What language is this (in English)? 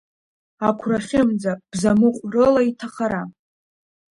Abkhazian